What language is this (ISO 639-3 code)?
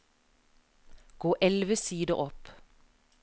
nor